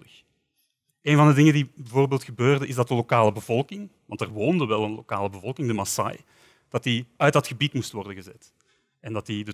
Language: Dutch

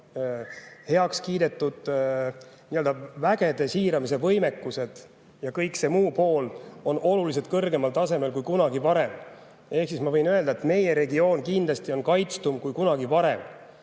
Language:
Estonian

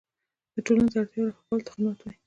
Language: Pashto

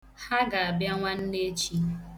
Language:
Igbo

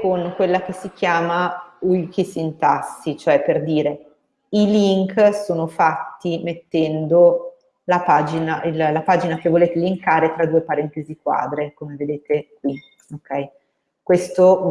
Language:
Italian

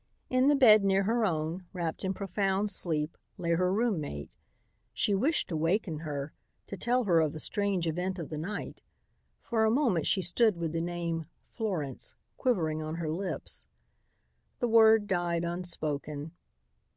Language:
English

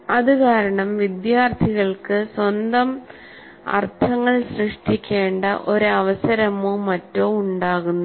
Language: Malayalam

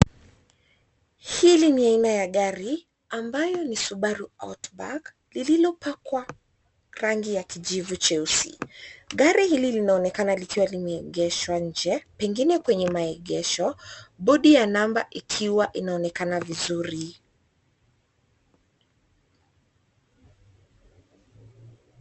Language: Swahili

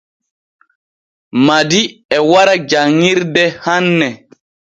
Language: Borgu Fulfulde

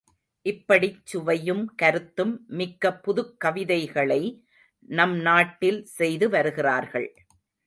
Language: Tamil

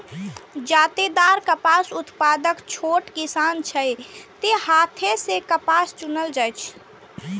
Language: Maithili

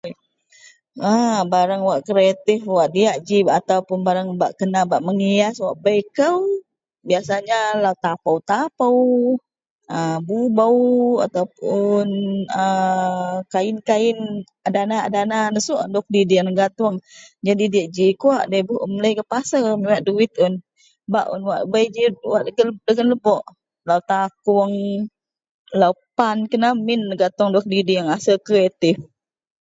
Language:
Central Melanau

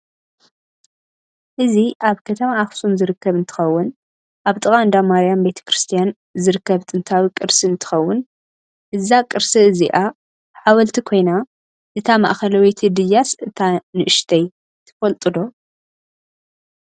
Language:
Tigrinya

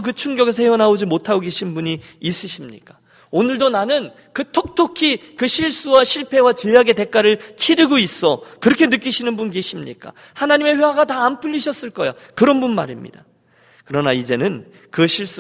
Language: Korean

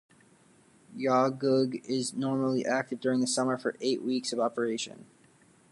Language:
English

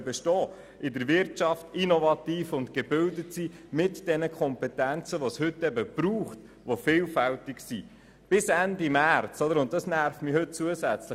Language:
Swiss German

